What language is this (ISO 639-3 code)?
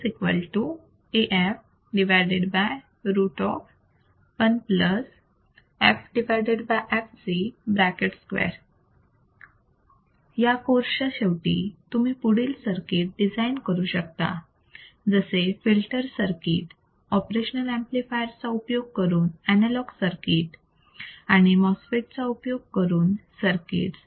mar